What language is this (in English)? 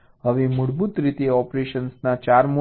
Gujarati